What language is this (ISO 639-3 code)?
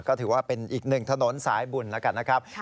tha